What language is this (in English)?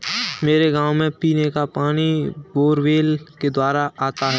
Hindi